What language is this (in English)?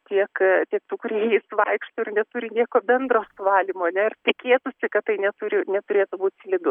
Lithuanian